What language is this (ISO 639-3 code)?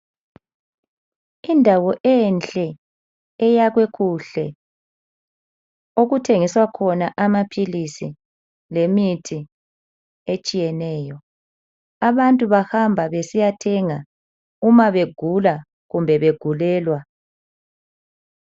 nde